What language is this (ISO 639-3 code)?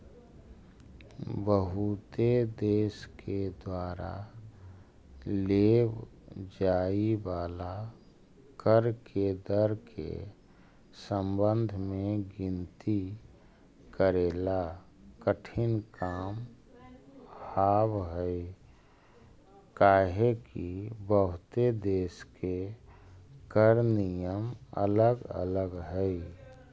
mag